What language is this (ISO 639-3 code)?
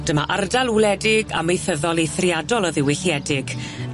cym